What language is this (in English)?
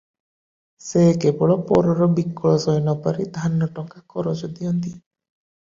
Odia